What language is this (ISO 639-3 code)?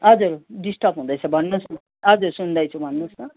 nep